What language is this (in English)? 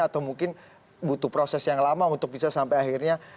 Indonesian